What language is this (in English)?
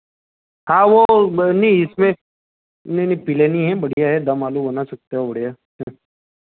Hindi